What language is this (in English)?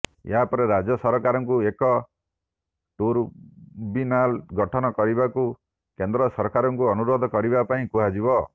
Odia